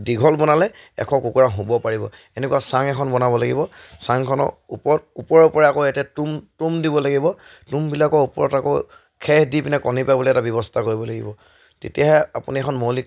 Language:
Assamese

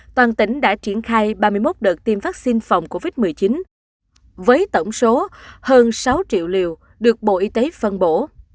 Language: Vietnamese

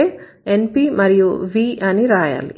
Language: Telugu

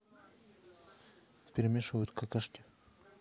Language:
Russian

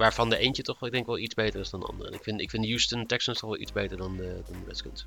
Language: Dutch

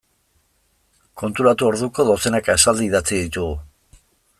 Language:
Basque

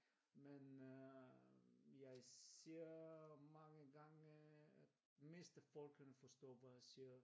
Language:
Danish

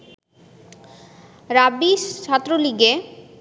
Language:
Bangla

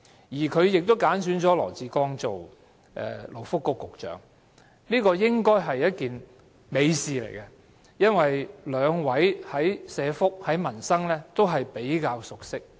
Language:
Cantonese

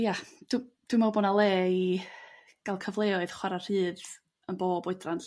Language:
Welsh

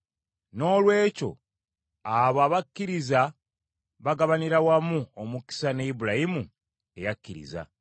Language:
Ganda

